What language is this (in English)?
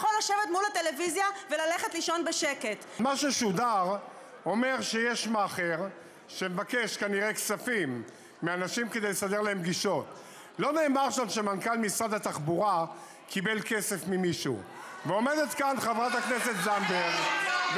Hebrew